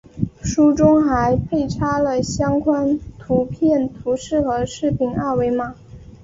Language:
Chinese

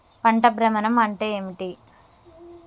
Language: Telugu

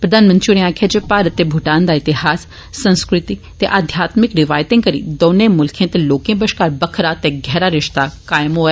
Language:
Dogri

